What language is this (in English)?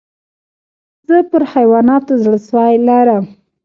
Pashto